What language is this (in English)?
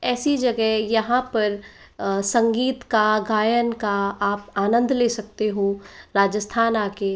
Hindi